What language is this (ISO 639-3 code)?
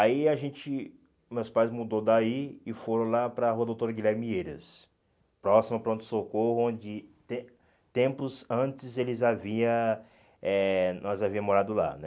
por